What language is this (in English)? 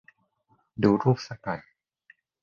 Thai